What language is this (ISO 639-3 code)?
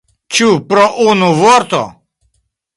epo